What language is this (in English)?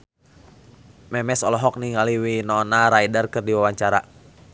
Sundanese